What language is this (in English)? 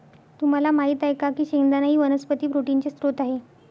Marathi